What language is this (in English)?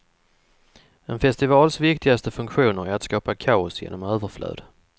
Swedish